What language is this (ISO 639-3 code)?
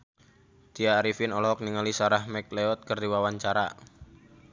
sun